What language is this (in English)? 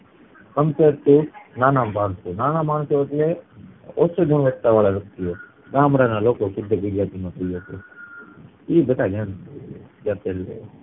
Gujarati